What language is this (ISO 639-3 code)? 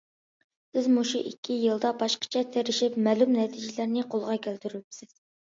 uig